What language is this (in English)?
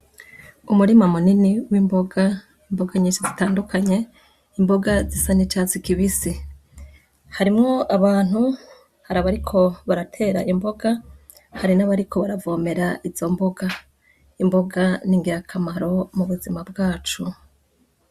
Rundi